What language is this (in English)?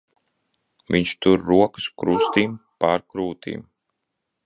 Latvian